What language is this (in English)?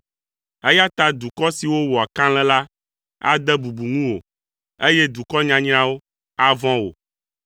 Ewe